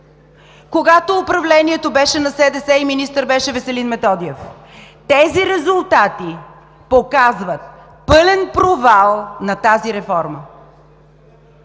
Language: Bulgarian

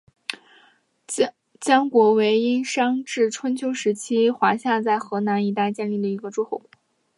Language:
Chinese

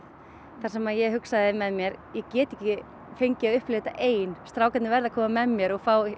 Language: Icelandic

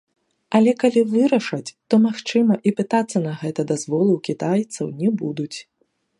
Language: Belarusian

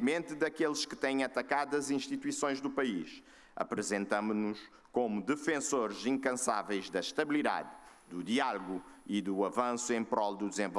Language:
Portuguese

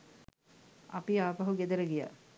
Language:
Sinhala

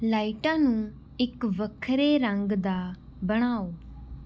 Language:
Punjabi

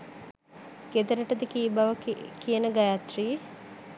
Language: Sinhala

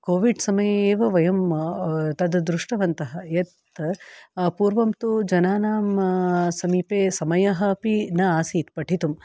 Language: Sanskrit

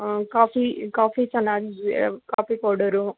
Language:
Kannada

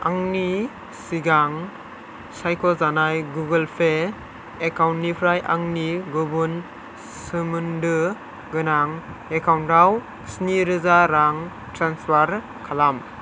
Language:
Bodo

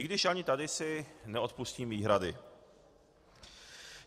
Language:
Czech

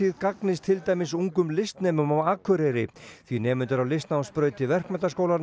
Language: Icelandic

